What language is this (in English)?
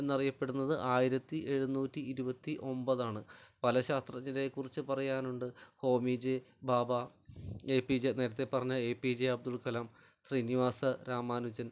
Malayalam